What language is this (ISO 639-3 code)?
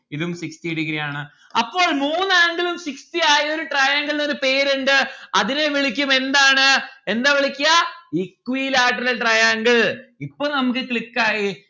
mal